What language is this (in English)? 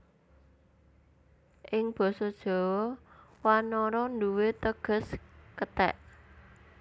Javanese